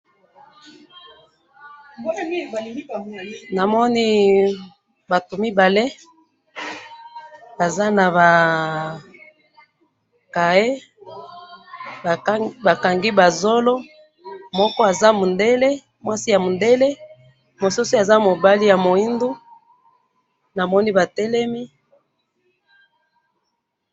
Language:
Lingala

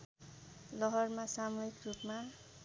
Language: Nepali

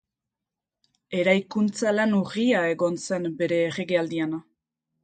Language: Basque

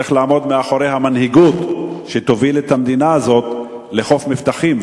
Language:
Hebrew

